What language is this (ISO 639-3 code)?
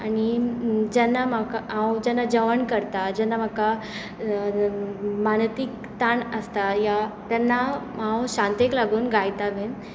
kok